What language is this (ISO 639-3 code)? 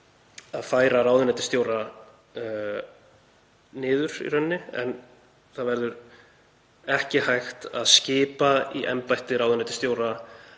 isl